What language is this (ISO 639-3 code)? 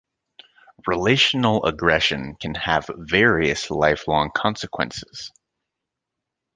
eng